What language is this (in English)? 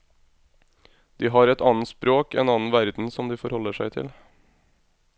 Norwegian